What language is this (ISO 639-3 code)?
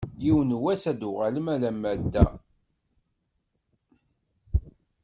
kab